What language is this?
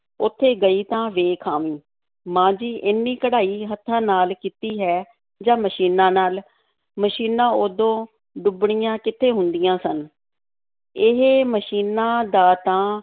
Punjabi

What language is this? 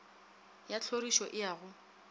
Northern Sotho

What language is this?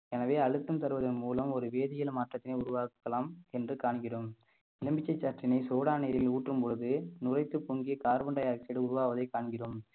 Tamil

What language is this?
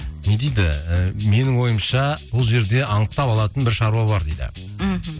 Kazakh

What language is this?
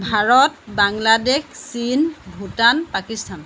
Assamese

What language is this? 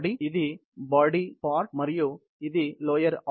Telugu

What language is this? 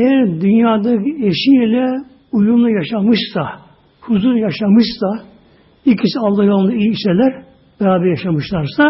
Turkish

